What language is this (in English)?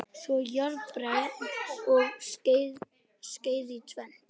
Icelandic